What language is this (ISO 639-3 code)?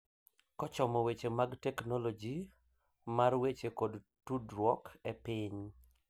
luo